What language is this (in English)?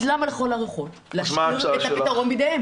Hebrew